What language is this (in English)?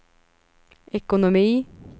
Swedish